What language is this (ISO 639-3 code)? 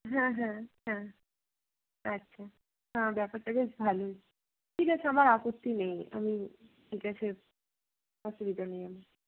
ben